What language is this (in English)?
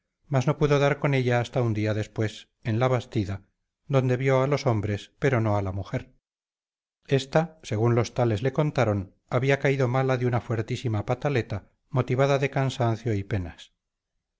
Spanish